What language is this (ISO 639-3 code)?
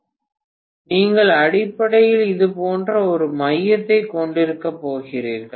tam